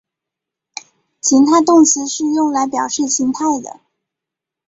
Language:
Chinese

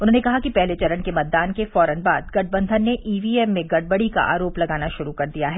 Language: Hindi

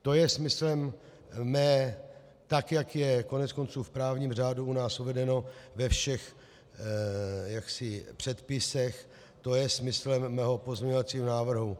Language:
Czech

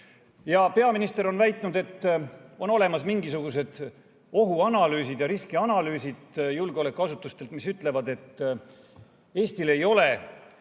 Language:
Estonian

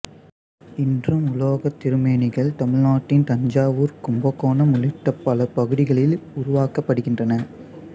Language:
Tamil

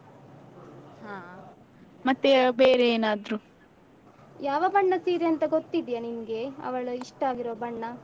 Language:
Kannada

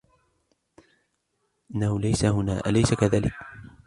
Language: Arabic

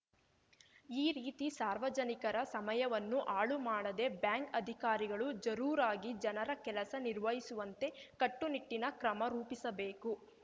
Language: Kannada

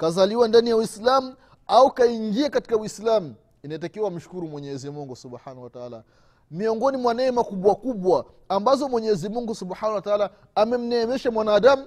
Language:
Swahili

